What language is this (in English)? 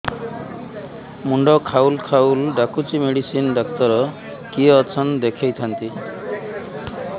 Odia